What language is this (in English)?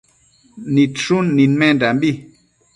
Matsés